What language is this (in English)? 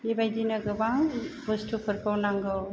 Bodo